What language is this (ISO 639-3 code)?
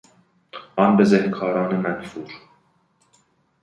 fas